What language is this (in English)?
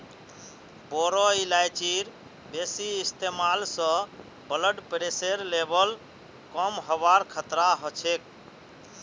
Magahi